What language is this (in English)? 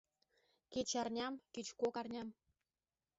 Mari